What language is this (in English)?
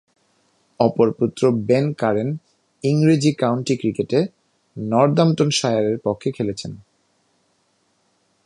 Bangla